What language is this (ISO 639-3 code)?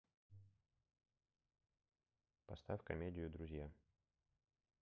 rus